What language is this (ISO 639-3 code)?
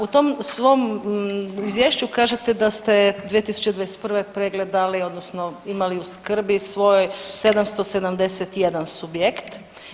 hrv